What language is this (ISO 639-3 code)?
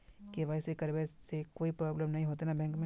mag